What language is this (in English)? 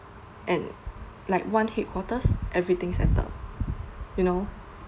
English